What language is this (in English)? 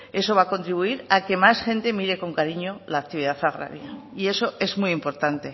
Spanish